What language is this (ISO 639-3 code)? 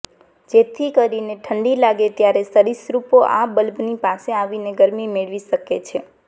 guj